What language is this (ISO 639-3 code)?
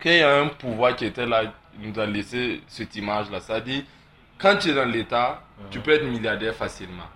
fra